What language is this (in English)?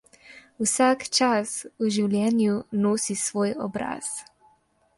Slovenian